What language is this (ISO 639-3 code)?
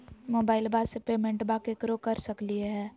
mag